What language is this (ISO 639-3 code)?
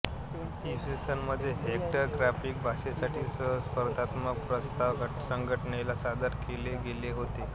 mar